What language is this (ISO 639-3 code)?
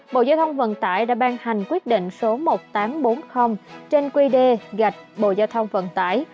vie